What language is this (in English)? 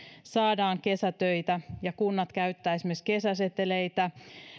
Finnish